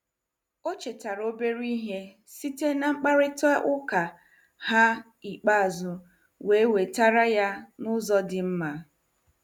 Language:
Igbo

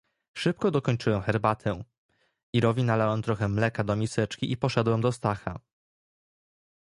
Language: Polish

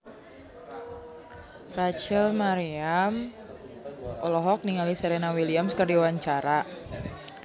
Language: Sundanese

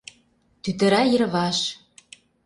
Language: Mari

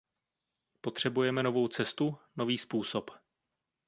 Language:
Czech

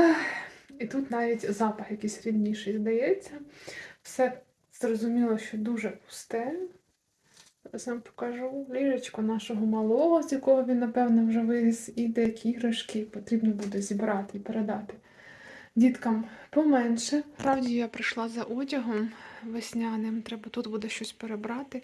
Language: Ukrainian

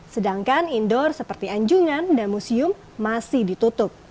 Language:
Indonesian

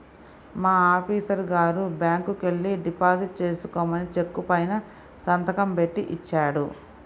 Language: Telugu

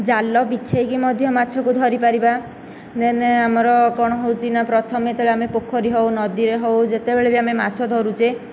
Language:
Odia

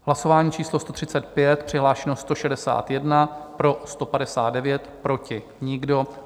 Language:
Czech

